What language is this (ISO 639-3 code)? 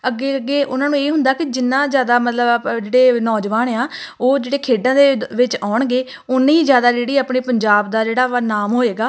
pan